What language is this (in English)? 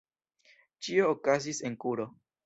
Esperanto